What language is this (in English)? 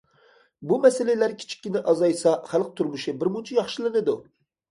Uyghur